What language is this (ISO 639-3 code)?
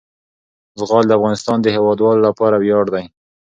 pus